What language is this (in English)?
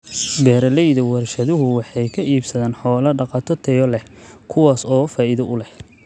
Somali